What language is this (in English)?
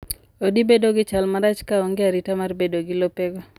Luo (Kenya and Tanzania)